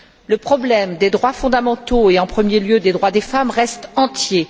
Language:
French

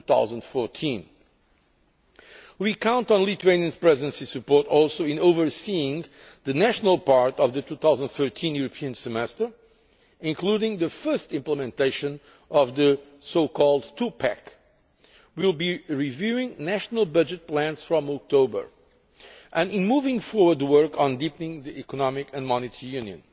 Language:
English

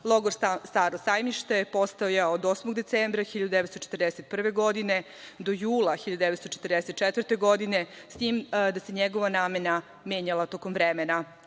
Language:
Serbian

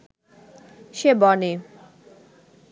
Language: Bangla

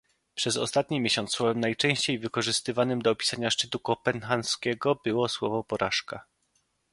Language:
Polish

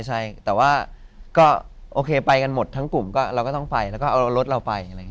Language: Thai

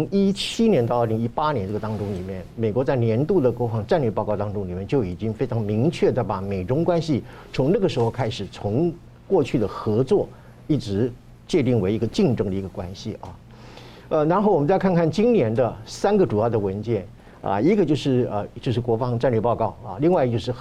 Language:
Chinese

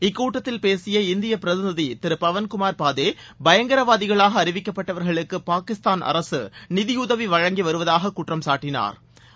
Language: Tamil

